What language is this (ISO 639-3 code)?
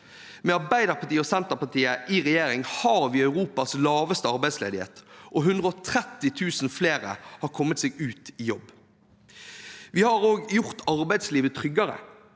nor